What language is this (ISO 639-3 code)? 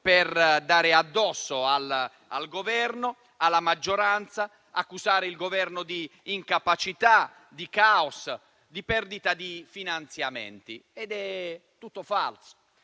ita